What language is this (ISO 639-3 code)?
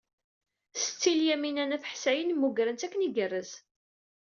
kab